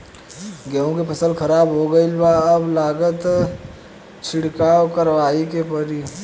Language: Bhojpuri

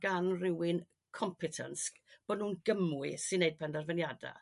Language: Welsh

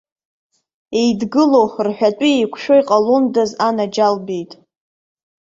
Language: Abkhazian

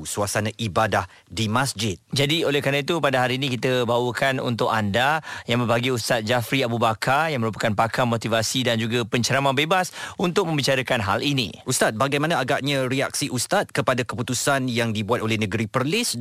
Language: Malay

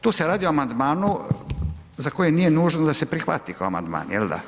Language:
Croatian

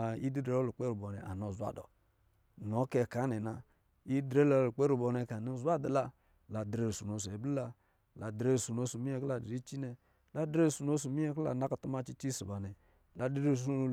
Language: Lijili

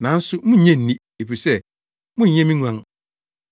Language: Akan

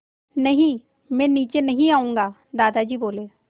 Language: Hindi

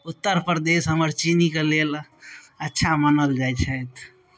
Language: Maithili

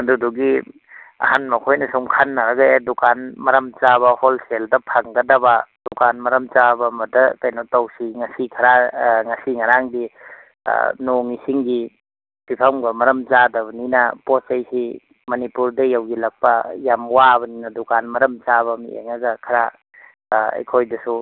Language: Manipuri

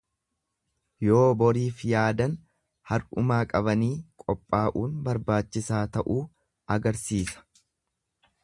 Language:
Oromo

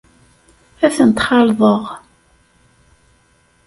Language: Kabyle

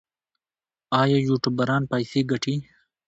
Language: Pashto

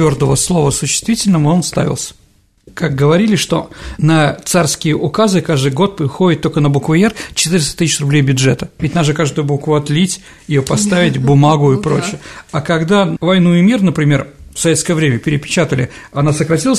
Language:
Russian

